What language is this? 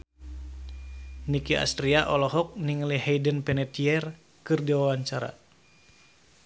Sundanese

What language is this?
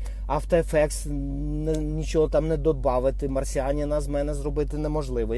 Ukrainian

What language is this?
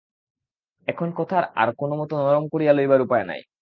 Bangla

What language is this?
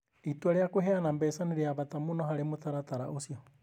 Kikuyu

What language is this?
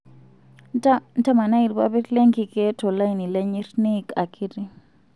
Masai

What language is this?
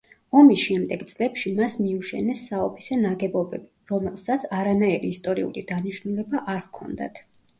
Georgian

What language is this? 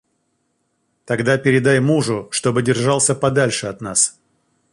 Russian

